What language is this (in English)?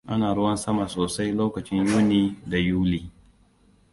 Hausa